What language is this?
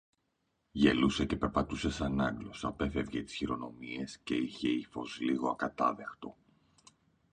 Greek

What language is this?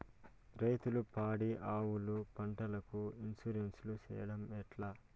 Telugu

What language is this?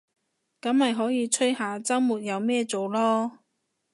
Cantonese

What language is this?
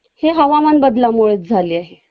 Marathi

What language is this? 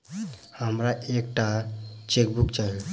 Maithili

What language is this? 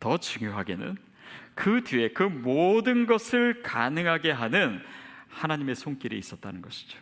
Korean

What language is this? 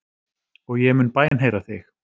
Icelandic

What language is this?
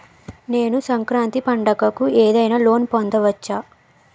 Telugu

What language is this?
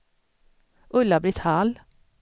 Swedish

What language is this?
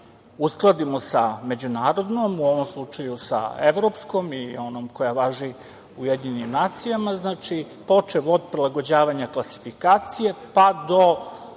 Serbian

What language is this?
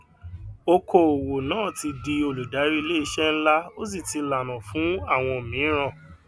Yoruba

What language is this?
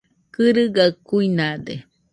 Nüpode Huitoto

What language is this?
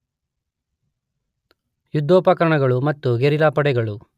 Kannada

